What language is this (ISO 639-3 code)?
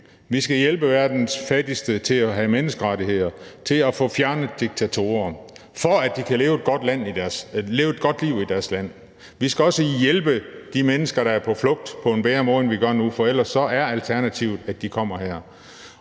dan